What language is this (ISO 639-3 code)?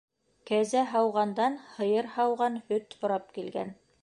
bak